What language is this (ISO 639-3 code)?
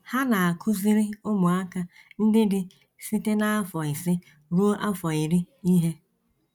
ibo